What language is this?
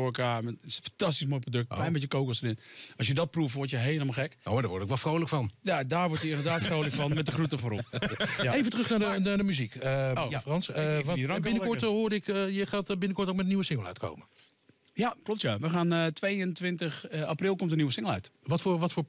Dutch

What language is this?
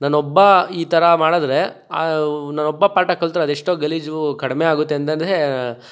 Kannada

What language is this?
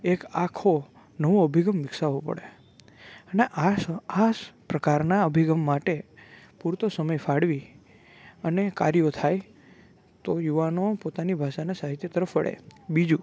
Gujarati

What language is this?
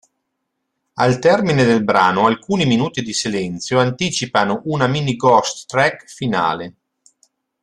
Italian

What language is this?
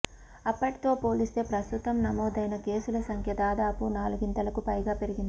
Telugu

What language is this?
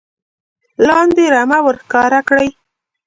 Pashto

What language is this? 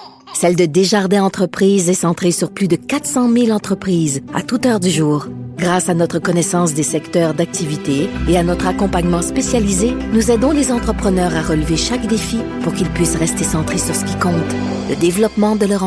French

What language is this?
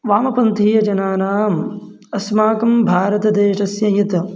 Sanskrit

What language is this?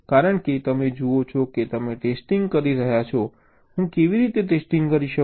Gujarati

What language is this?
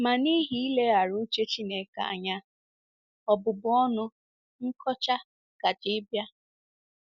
Igbo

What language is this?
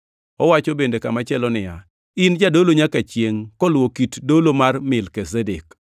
Luo (Kenya and Tanzania)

